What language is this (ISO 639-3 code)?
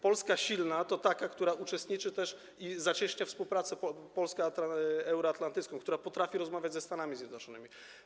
pol